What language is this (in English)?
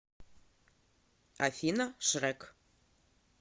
Russian